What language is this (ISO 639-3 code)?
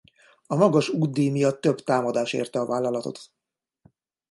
hun